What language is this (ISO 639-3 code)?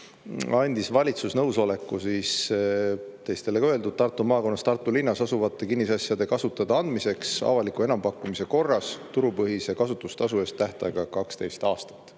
est